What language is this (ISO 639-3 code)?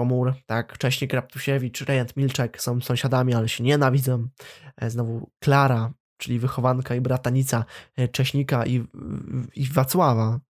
pol